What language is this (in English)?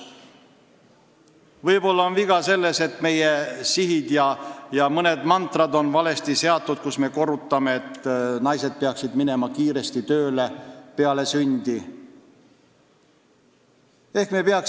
Estonian